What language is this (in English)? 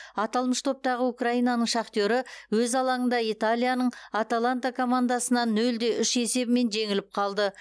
Kazakh